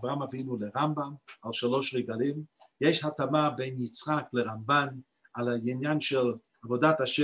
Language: Hebrew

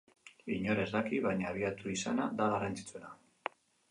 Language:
Basque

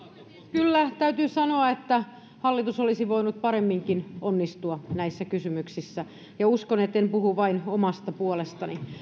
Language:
Finnish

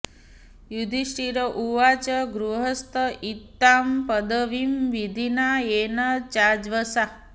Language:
Sanskrit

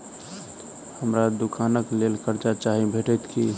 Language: Maithili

